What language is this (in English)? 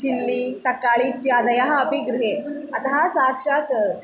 Sanskrit